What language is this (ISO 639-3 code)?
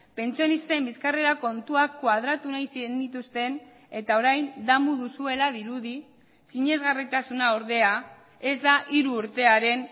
eus